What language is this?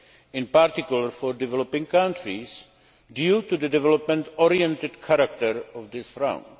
English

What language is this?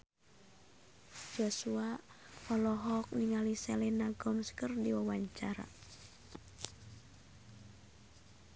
Sundanese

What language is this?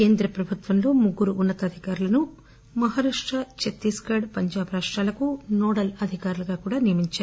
Telugu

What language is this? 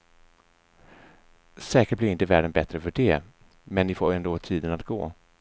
Swedish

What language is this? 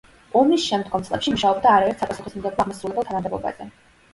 Georgian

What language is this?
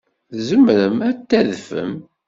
Kabyle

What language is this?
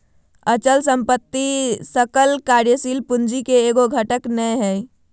Magahi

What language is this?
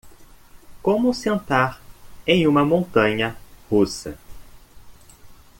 Portuguese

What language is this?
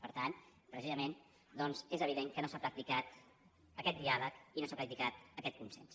Catalan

